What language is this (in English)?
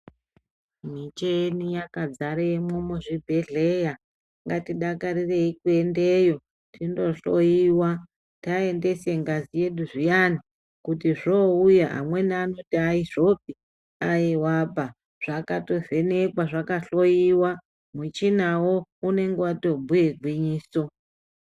Ndau